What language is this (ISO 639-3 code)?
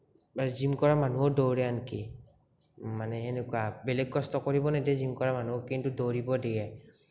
asm